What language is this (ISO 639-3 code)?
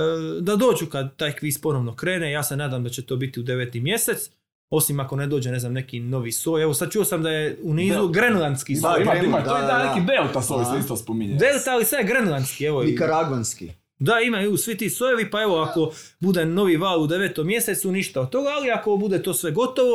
hrv